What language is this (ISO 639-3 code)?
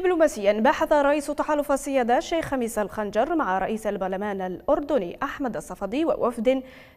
ara